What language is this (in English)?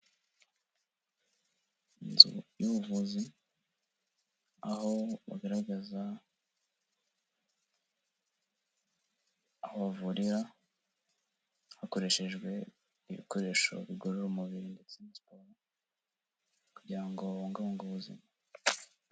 Kinyarwanda